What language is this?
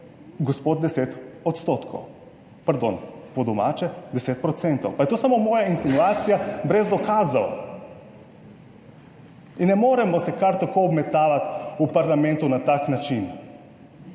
Slovenian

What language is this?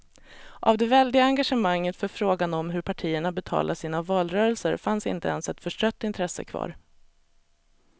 Swedish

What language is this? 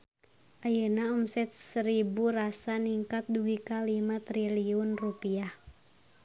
Sundanese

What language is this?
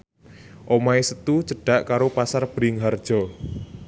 Javanese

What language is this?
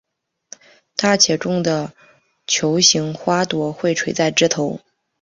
Chinese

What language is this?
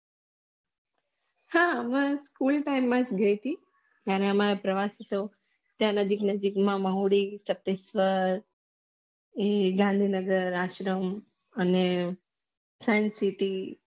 Gujarati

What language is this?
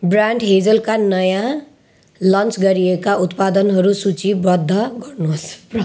Nepali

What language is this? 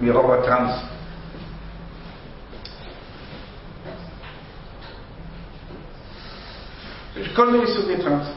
Hebrew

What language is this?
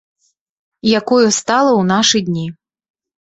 Belarusian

